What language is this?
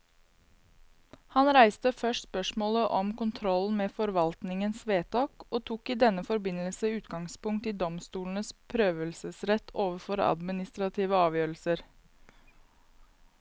Norwegian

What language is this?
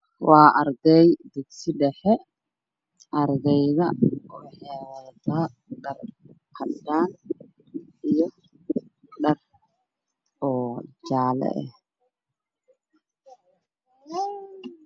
Somali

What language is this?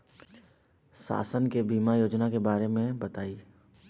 Bhojpuri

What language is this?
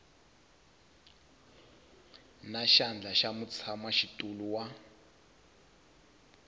Tsonga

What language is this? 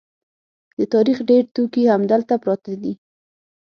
Pashto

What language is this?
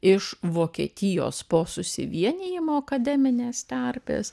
Lithuanian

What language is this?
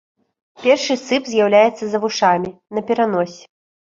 Belarusian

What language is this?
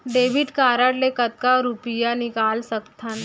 Chhattisgarhi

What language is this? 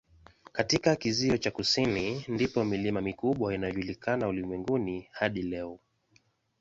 Swahili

